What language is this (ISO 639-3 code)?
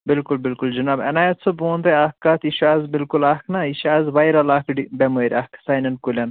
kas